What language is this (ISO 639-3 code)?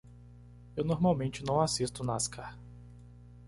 por